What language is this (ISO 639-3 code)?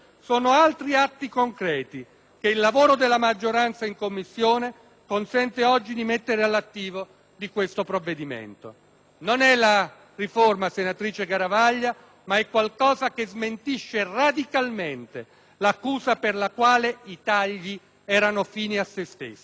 ita